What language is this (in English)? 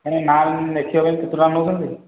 Odia